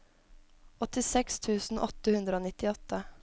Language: Norwegian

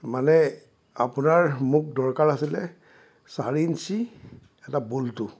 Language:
Assamese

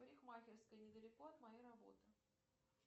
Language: Russian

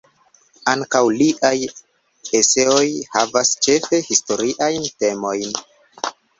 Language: Esperanto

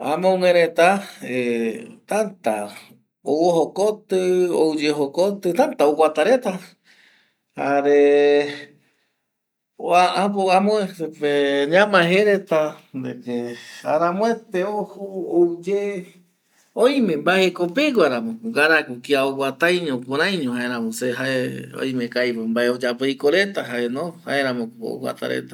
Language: Eastern Bolivian Guaraní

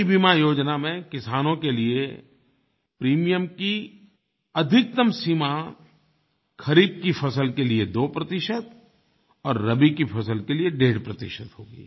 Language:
Hindi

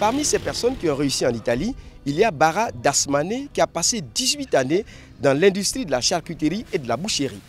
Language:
French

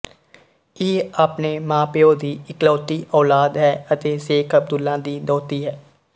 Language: Punjabi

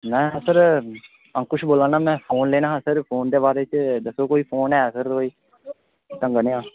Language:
Dogri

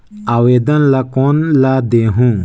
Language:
Chhattisgarhi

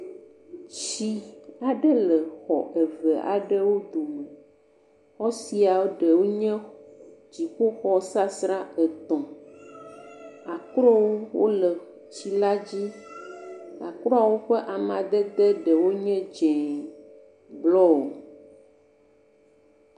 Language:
Ewe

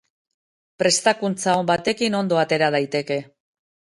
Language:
Basque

